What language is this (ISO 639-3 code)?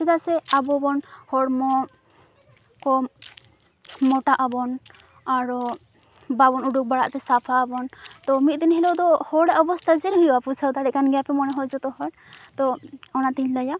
sat